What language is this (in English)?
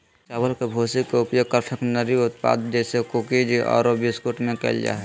Magahi